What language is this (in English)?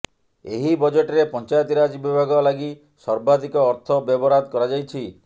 Odia